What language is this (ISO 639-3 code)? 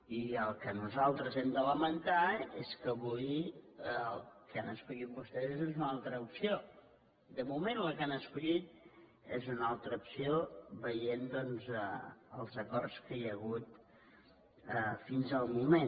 cat